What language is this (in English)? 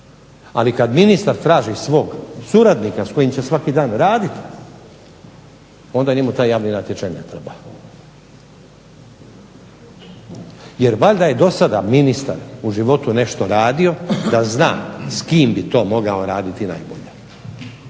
Croatian